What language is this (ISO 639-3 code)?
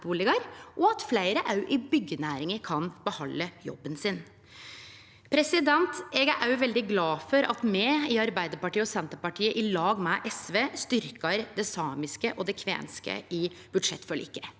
nor